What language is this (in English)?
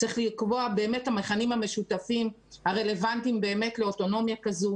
Hebrew